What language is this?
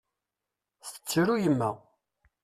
Kabyle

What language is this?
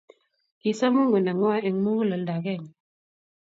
Kalenjin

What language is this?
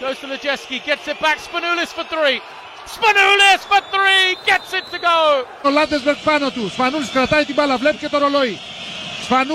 Greek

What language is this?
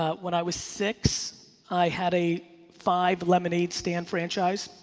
English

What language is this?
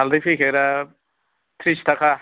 Bodo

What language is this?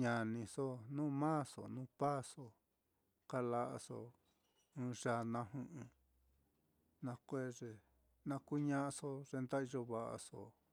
Mitlatongo Mixtec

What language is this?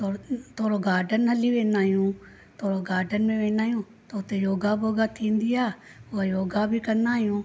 Sindhi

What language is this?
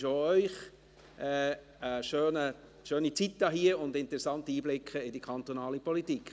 Swiss German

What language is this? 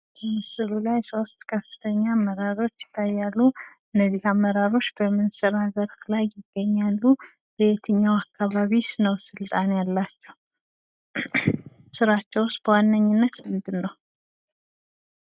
Amharic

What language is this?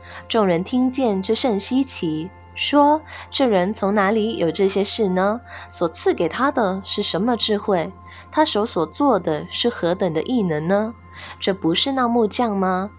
Chinese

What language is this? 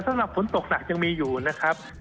Thai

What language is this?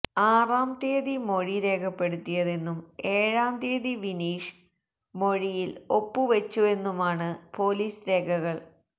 Malayalam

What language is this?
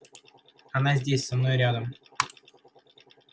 Russian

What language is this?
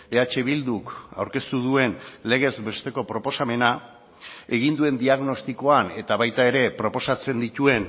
Basque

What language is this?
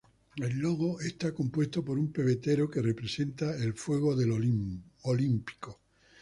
Spanish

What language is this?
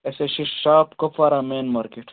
Kashmiri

